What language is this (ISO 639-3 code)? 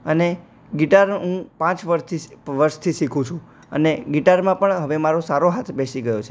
guj